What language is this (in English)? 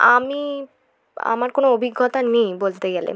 Bangla